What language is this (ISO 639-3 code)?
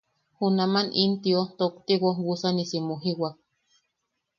yaq